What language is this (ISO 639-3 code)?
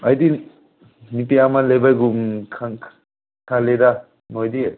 mni